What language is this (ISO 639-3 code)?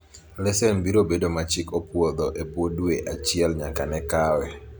luo